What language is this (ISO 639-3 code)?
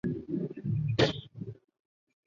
zho